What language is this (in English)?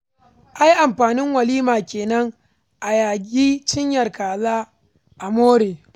Hausa